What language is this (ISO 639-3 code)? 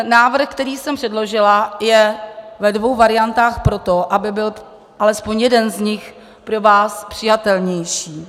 ces